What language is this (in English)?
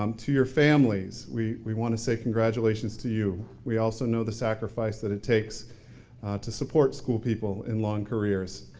English